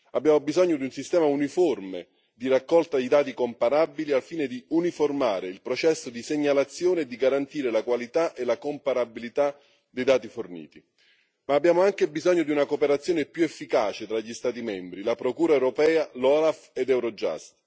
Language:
Italian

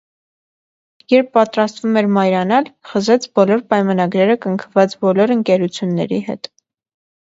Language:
Armenian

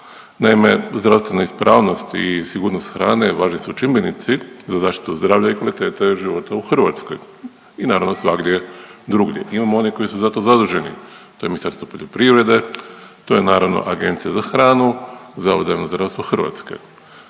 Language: Croatian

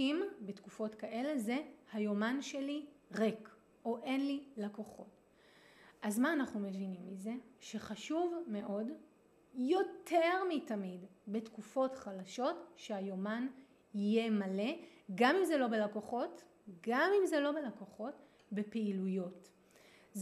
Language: Hebrew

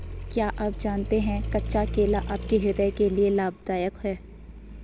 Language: Hindi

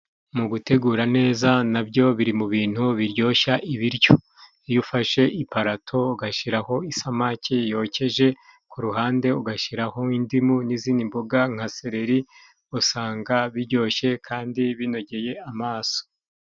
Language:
Kinyarwanda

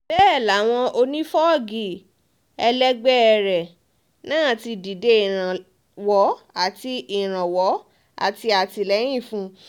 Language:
Yoruba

